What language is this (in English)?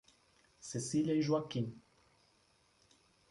Portuguese